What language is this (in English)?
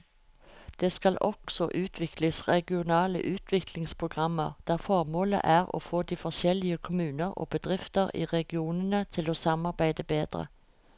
Norwegian